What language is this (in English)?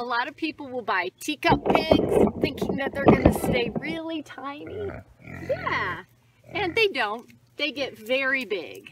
English